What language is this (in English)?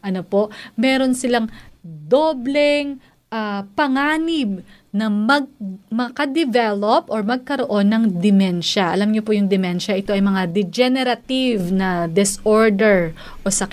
Filipino